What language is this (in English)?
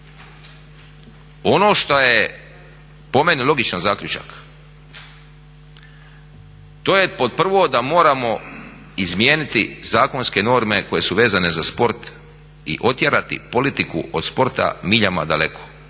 Croatian